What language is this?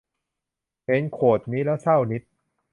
Thai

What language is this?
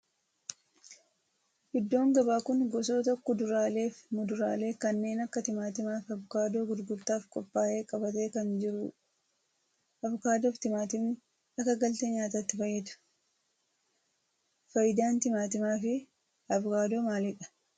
Oromo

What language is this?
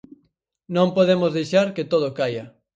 Galician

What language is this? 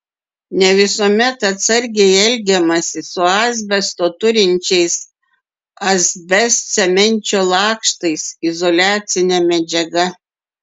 Lithuanian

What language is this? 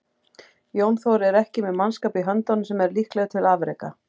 Icelandic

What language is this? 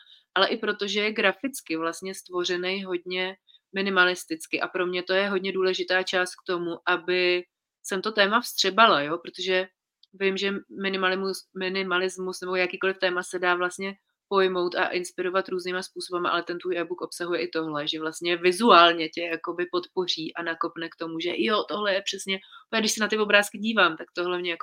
Czech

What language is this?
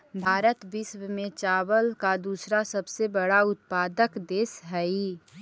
Magahi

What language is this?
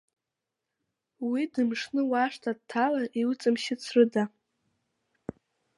Abkhazian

